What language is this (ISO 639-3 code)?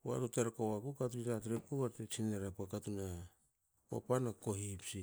hao